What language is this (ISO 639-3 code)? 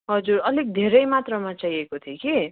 nep